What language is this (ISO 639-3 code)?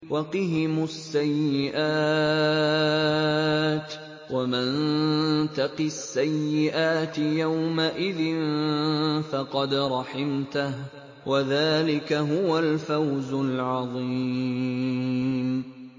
ara